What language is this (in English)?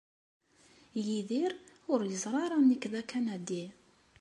Kabyle